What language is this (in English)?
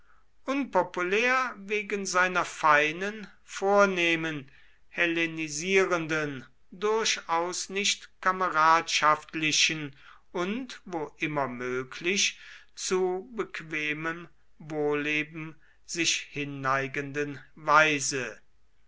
German